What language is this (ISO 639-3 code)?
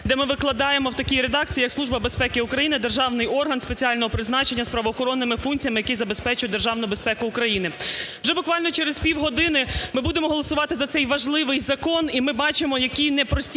ukr